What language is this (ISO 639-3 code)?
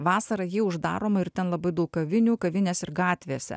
lit